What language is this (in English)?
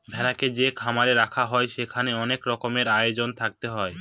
Bangla